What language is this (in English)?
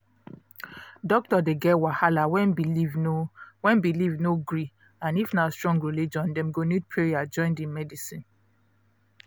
Nigerian Pidgin